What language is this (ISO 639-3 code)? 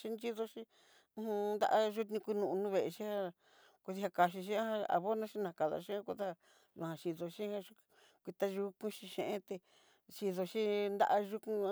mxy